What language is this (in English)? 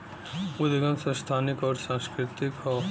Bhojpuri